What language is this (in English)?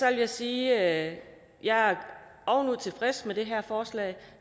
Danish